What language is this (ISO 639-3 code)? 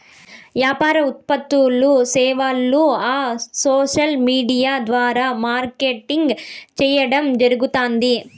tel